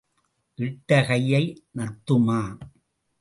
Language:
Tamil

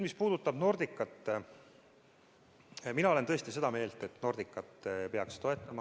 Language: Estonian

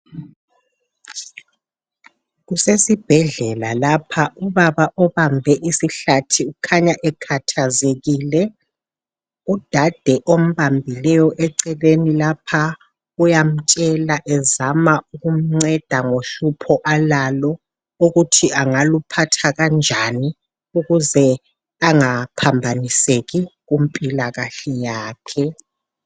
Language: North Ndebele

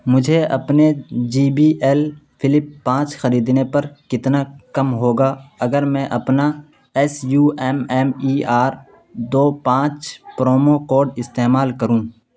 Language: Urdu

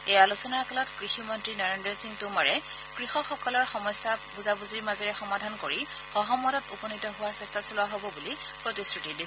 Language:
Assamese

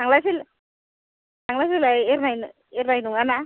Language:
Bodo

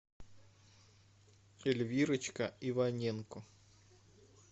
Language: Russian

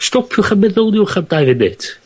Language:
Welsh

